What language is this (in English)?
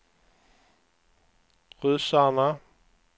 Swedish